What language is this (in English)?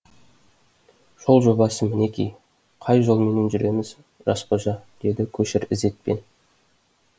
Kazakh